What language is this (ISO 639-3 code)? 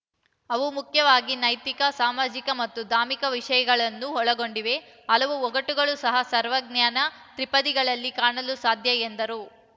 kan